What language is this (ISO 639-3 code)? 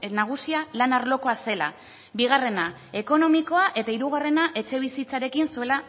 eus